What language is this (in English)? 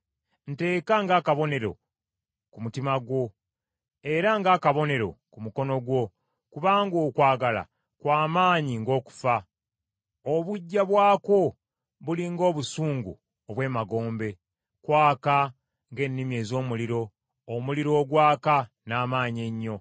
Ganda